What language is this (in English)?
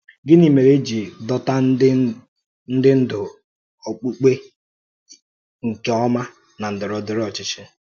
Igbo